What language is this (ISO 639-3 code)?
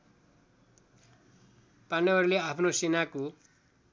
nep